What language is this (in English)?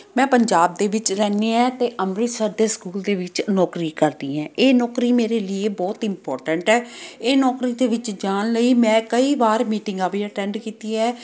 Punjabi